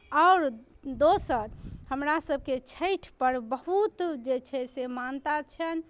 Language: Maithili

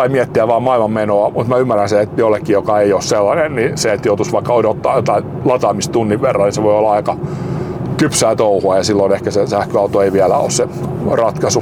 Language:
Finnish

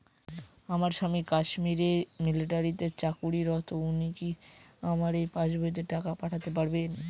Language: Bangla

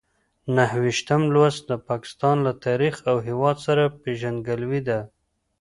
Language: Pashto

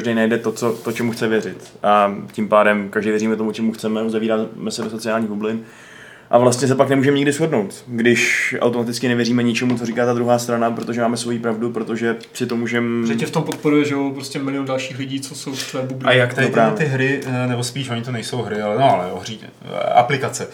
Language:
Czech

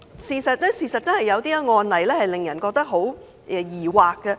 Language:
Cantonese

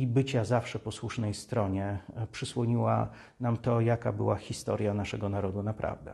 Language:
Polish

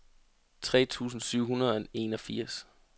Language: Danish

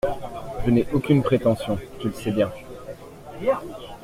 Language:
French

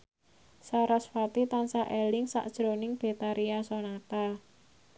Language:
Javanese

